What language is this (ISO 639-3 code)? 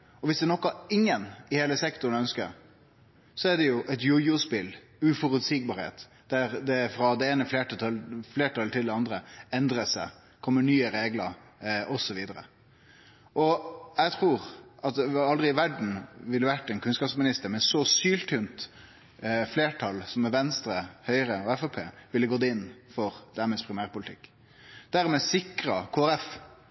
nno